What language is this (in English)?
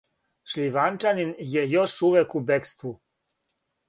Serbian